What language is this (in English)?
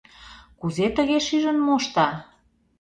Mari